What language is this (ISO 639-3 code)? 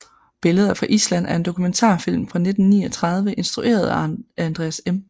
dan